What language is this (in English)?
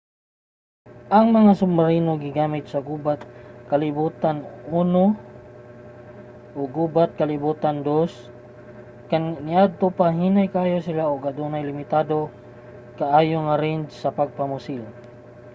Cebuano